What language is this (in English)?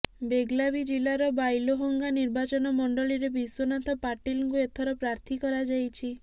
Odia